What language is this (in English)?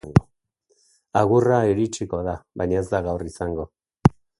Basque